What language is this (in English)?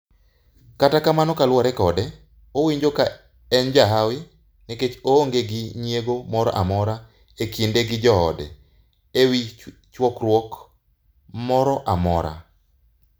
Luo (Kenya and Tanzania)